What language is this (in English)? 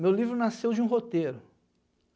Portuguese